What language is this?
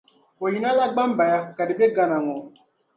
Dagbani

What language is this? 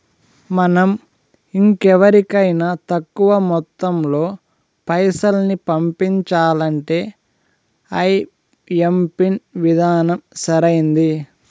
Telugu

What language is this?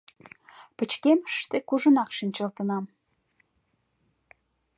Mari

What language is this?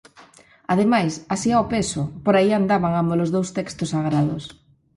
Galician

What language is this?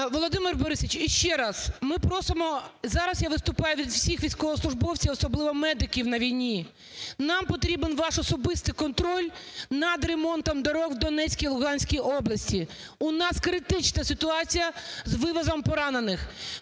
Ukrainian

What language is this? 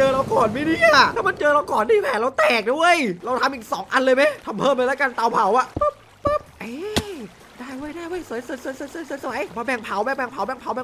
Thai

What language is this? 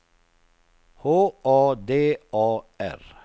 Swedish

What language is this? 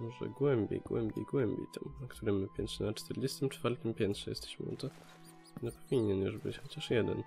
Polish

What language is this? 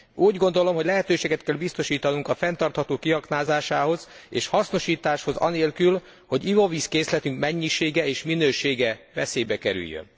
Hungarian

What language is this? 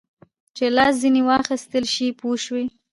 Pashto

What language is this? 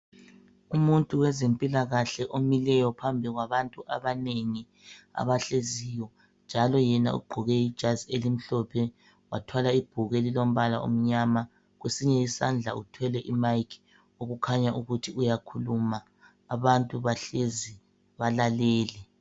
North Ndebele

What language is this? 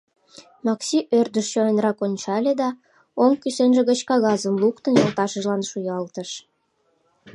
Mari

